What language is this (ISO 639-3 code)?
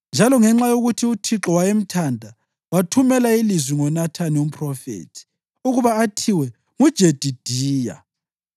nde